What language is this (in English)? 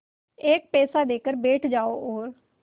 Hindi